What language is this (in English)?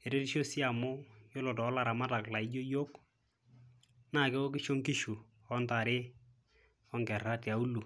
Masai